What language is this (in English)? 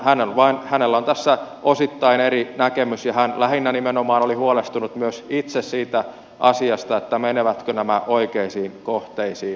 Finnish